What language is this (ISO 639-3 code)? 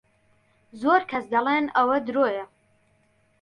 ckb